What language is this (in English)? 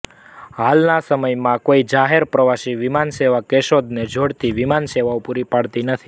Gujarati